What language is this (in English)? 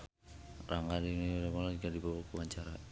Sundanese